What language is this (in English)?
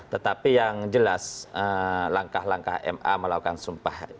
Indonesian